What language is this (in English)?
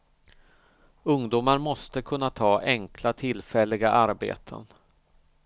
Swedish